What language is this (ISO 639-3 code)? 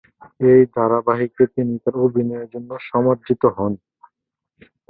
ben